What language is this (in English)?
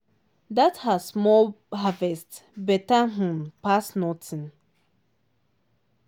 Nigerian Pidgin